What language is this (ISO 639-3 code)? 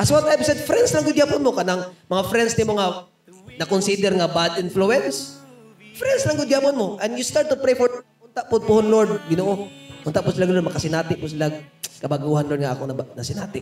fil